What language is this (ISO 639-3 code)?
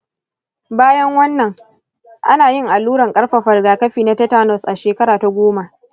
hau